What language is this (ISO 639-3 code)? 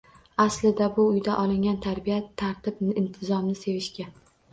uzb